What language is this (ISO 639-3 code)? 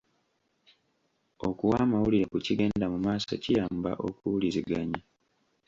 lug